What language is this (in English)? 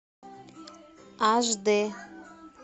Russian